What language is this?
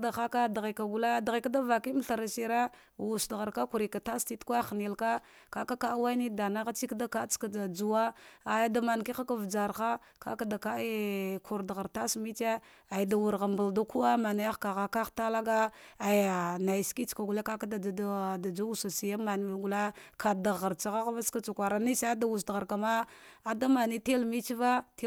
Dghwede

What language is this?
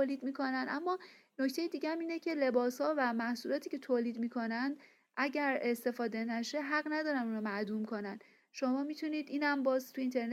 Persian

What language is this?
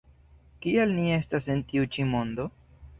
Esperanto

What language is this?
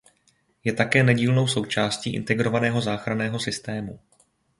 Czech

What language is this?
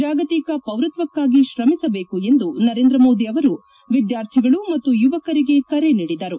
Kannada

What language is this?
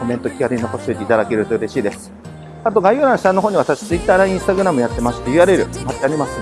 Japanese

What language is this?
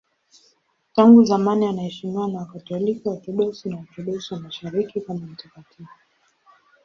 Swahili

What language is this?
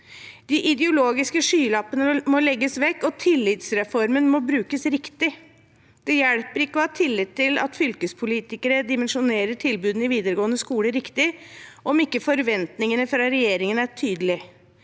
Norwegian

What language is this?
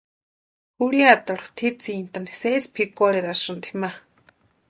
Western Highland Purepecha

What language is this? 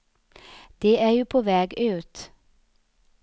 Swedish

